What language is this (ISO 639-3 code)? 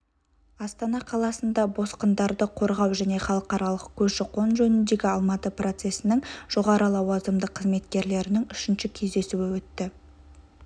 kaz